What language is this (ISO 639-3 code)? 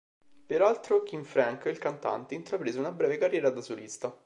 ita